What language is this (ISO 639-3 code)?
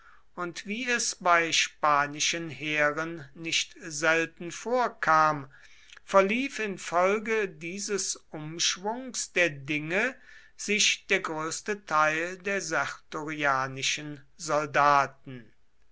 deu